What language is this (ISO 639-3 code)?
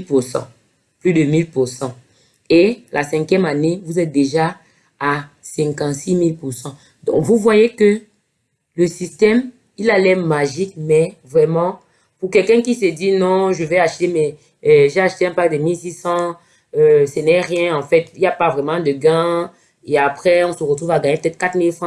fra